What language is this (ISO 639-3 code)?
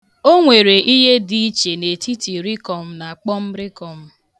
ibo